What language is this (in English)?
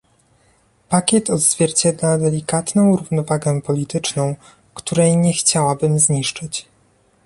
Polish